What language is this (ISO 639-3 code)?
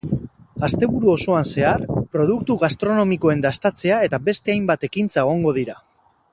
eus